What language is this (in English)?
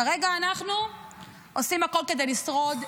Hebrew